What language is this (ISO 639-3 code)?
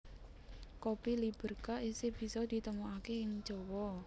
jav